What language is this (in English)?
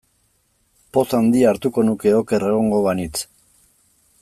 Basque